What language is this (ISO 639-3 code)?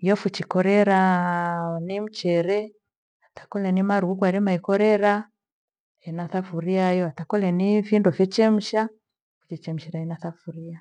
gwe